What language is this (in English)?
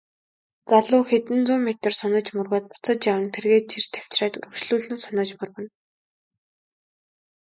Mongolian